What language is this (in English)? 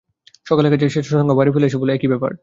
Bangla